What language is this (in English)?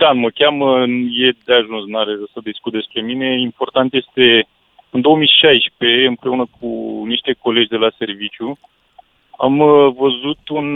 Romanian